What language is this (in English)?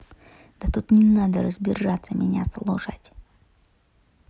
Russian